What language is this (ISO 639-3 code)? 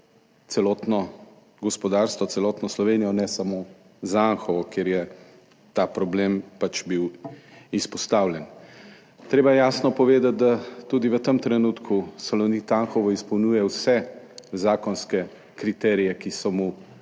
slv